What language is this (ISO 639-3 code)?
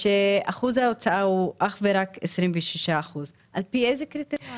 heb